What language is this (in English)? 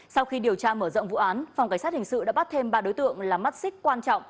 Vietnamese